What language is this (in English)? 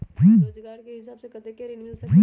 Magahi